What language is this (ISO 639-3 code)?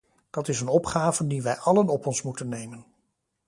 nld